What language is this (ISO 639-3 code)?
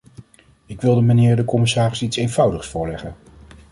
nld